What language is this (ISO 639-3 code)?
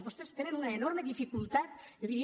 cat